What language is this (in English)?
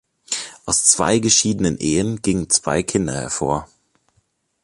German